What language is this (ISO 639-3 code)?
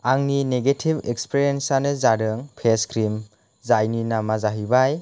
brx